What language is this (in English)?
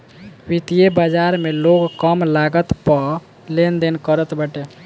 Bhojpuri